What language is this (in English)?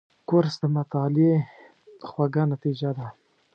Pashto